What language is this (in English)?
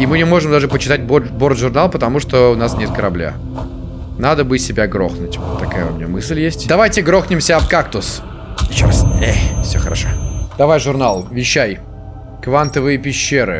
Russian